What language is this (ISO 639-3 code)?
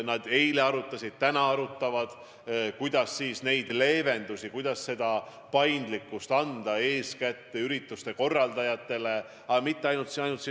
est